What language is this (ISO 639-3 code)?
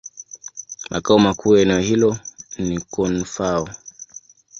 swa